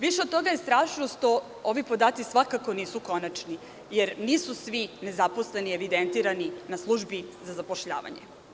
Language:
Serbian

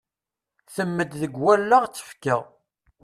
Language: Kabyle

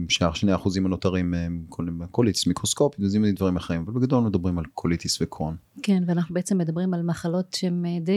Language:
Hebrew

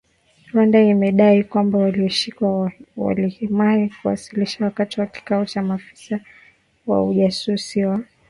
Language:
Swahili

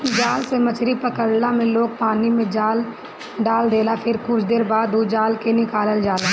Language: Bhojpuri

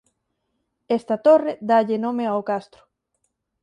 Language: Galician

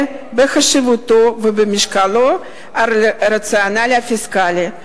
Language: Hebrew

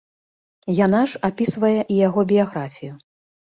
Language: Belarusian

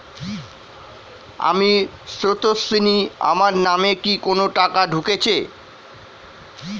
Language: Bangla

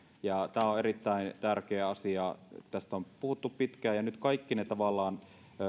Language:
Finnish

